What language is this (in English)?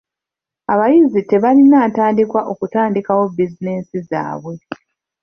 Ganda